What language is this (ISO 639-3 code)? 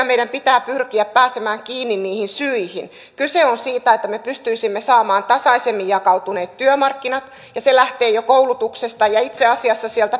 fin